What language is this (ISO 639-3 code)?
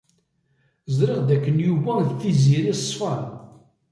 kab